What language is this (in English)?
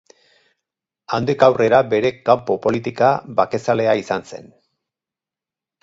Basque